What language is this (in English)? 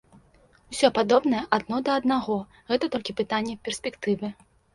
Belarusian